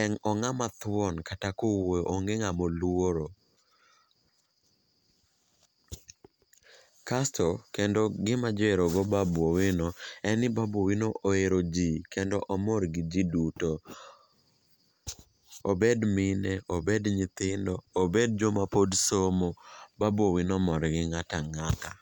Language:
Luo (Kenya and Tanzania)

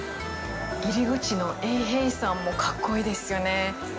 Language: Japanese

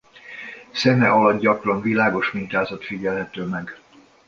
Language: Hungarian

